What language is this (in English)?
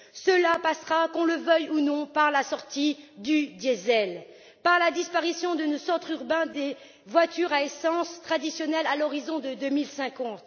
French